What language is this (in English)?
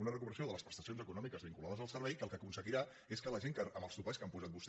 Catalan